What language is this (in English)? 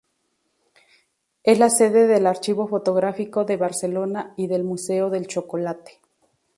Spanish